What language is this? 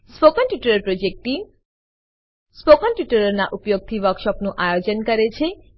Gujarati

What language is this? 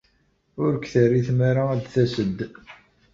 Kabyle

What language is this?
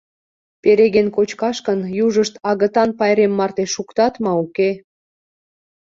Mari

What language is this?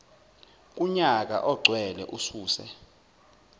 Zulu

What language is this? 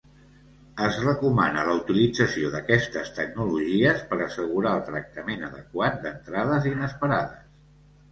Catalan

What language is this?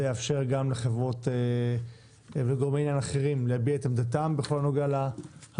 Hebrew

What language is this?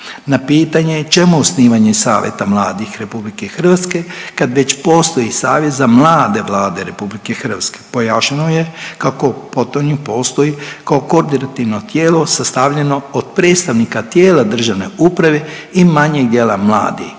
Croatian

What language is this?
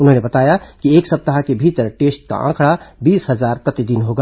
Hindi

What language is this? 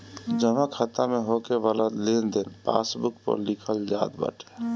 Bhojpuri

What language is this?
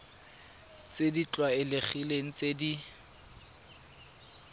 Tswana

